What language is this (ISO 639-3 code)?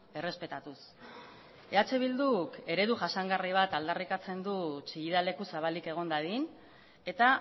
eus